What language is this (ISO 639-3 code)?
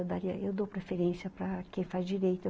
por